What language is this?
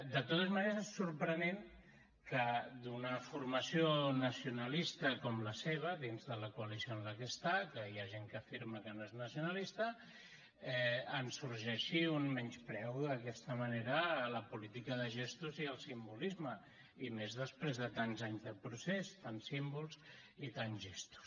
Catalan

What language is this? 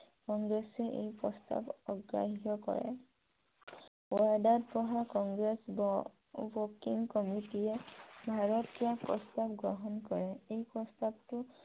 Assamese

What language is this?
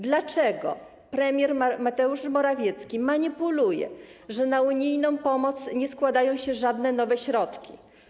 Polish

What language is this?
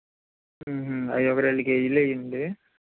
Telugu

